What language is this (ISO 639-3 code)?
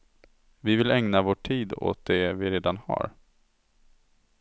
swe